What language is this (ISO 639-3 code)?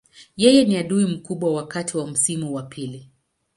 swa